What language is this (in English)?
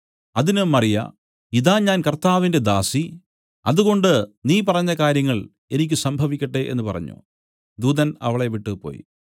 Malayalam